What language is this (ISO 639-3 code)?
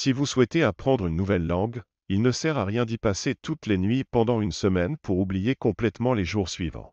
fra